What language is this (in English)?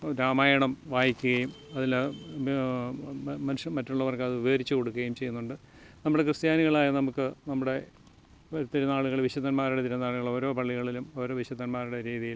Malayalam